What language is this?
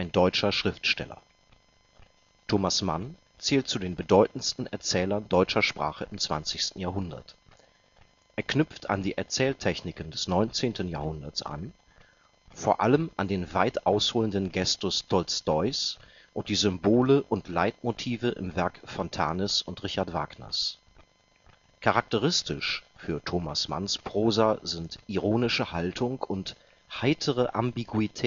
German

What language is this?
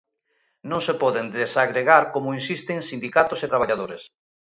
Galician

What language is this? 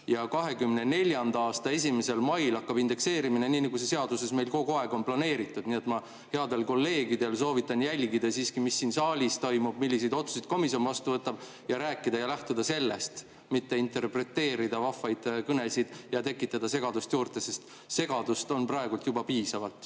Estonian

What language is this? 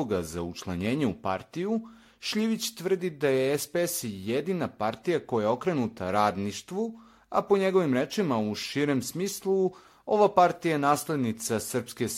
Croatian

